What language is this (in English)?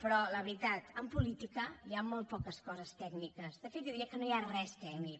Catalan